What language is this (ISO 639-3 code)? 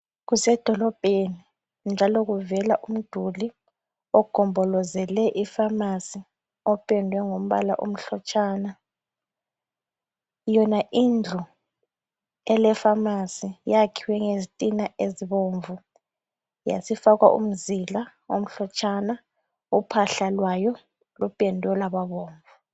nde